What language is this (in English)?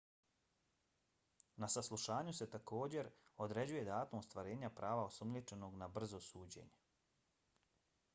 Bosnian